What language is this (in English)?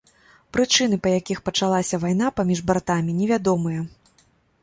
Belarusian